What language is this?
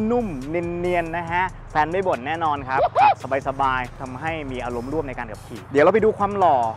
Thai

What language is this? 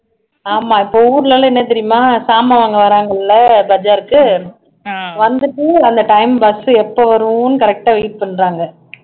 Tamil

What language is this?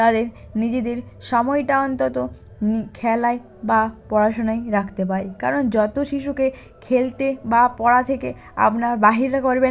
Bangla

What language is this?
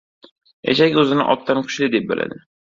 Uzbek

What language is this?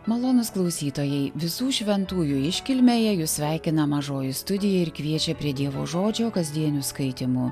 Lithuanian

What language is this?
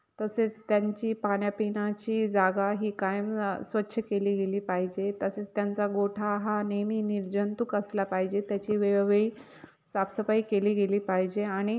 Marathi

